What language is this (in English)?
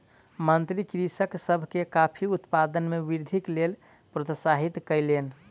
Maithili